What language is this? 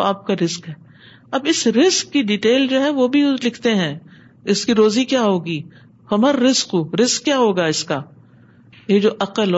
Urdu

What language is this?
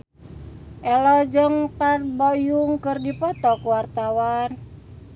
Sundanese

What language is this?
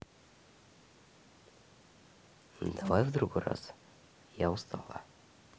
Russian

